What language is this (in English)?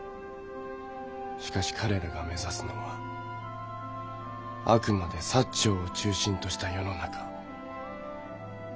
Japanese